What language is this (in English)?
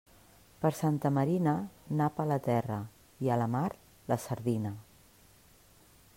Catalan